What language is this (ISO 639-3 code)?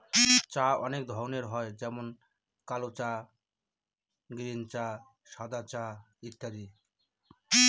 ben